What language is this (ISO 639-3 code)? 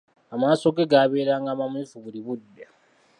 lug